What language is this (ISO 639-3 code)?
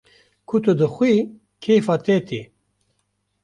kur